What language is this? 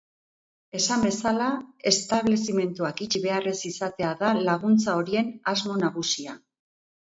Basque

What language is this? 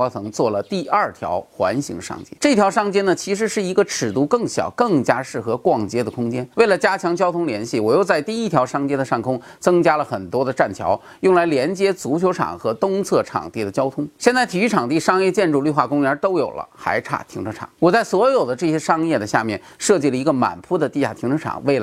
Chinese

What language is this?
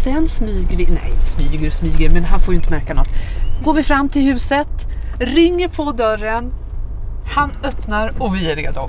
Swedish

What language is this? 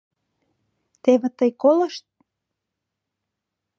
Mari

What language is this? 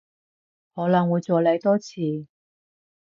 Cantonese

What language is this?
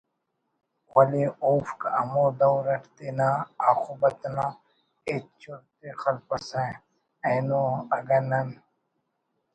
Brahui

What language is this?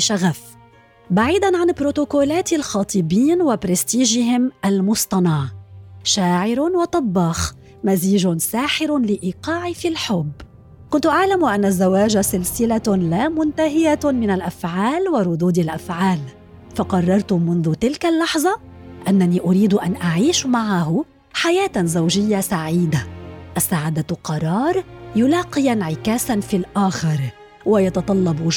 Arabic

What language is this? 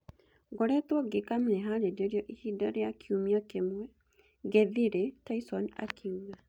Kikuyu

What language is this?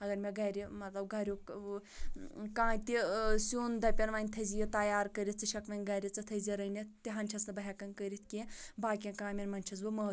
Kashmiri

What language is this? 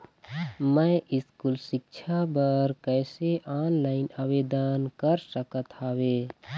Chhattisgarhi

